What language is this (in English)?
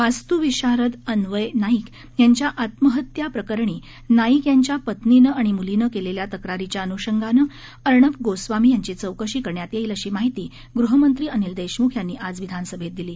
Marathi